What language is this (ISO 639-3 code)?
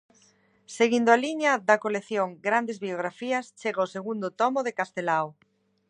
glg